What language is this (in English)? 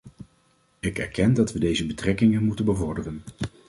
Dutch